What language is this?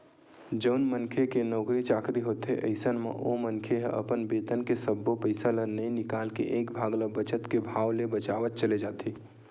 Chhattisgarhi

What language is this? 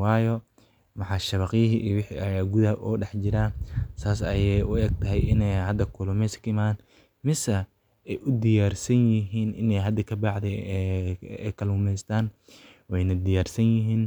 Somali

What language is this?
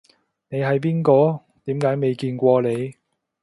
Cantonese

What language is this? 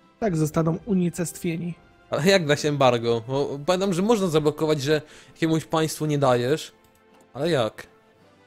Polish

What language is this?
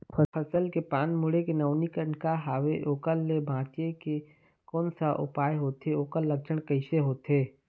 Chhattisgarhi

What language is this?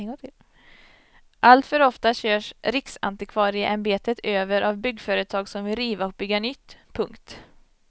Swedish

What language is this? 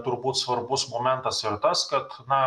Lithuanian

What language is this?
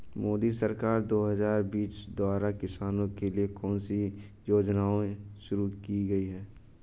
Hindi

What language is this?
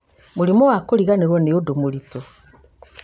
Kikuyu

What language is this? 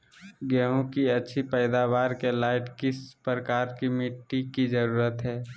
Magahi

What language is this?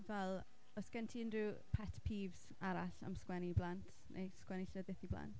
Welsh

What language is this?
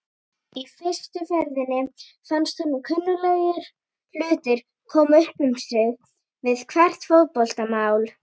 Icelandic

